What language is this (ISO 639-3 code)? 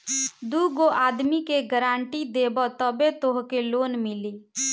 bho